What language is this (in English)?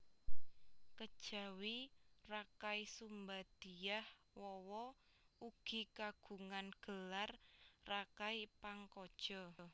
Javanese